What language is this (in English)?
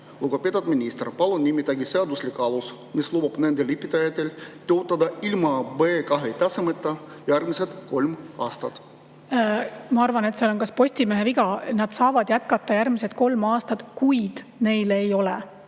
Estonian